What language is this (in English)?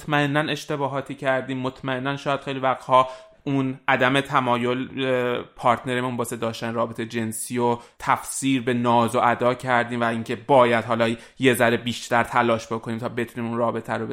Persian